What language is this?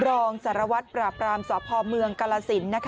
Thai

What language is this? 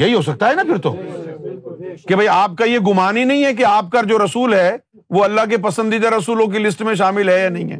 Urdu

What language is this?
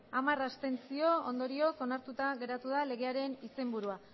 Basque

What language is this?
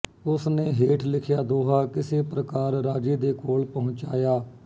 Punjabi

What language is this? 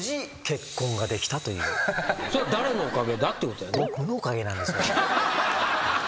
Japanese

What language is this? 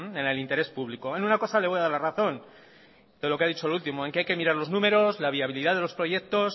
Spanish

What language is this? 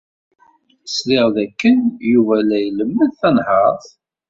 Kabyle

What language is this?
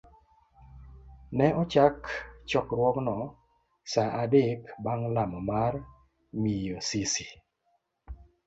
Luo (Kenya and Tanzania)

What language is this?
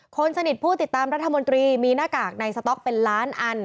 Thai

